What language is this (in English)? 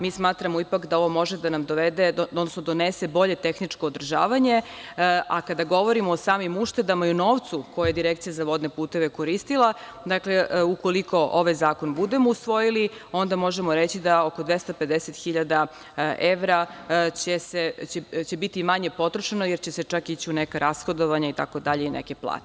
Serbian